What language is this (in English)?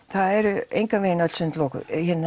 Icelandic